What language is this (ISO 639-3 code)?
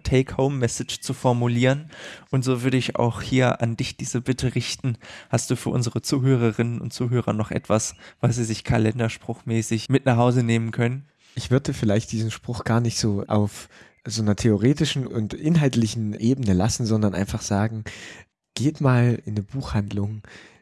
deu